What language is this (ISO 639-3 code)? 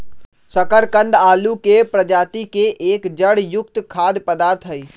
mag